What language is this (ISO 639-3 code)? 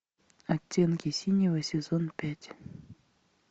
rus